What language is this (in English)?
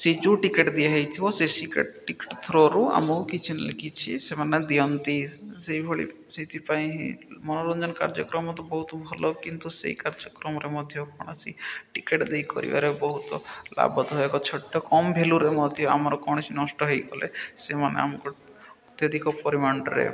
Odia